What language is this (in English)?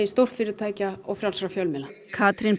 Icelandic